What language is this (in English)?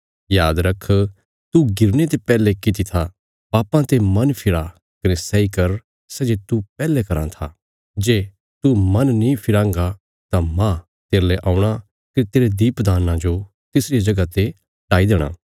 Bilaspuri